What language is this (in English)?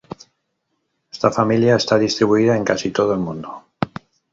Spanish